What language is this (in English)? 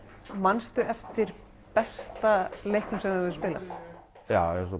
Icelandic